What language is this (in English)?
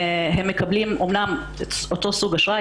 Hebrew